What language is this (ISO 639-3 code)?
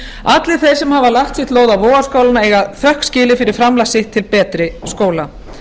isl